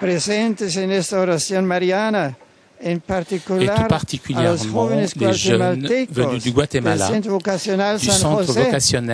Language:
French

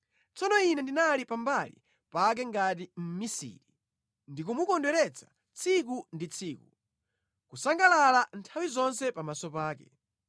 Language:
Nyanja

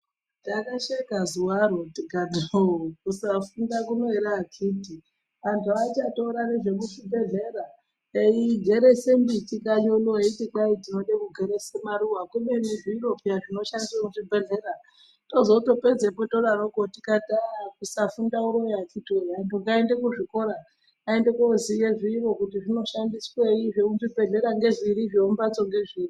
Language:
Ndau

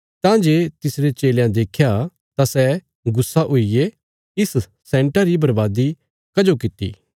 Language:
Bilaspuri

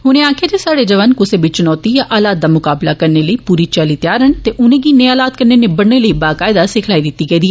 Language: Dogri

